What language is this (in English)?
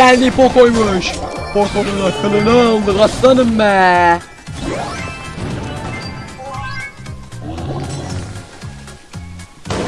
Turkish